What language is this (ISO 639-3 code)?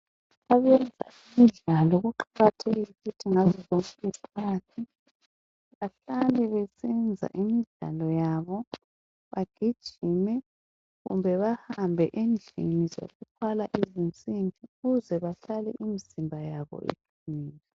nde